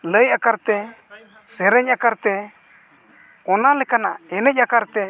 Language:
Santali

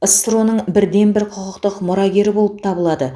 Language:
Kazakh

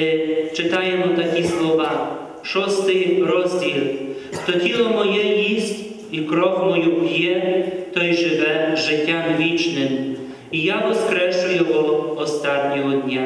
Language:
Ukrainian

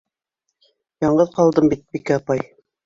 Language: Bashkir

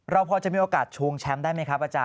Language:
Thai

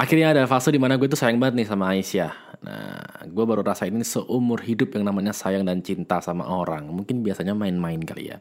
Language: Indonesian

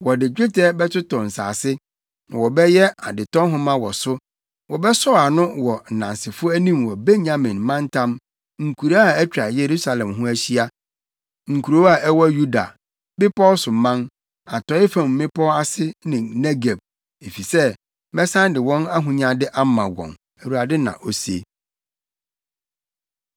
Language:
Akan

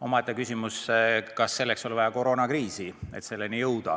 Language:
Estonian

